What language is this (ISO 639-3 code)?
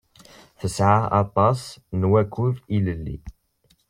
kab